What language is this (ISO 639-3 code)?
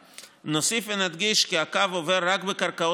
heb